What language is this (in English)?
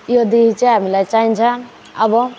Nepali